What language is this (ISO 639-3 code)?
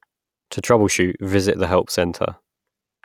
eng